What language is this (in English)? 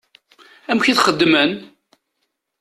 Kabyle